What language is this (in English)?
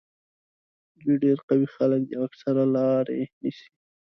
Pashto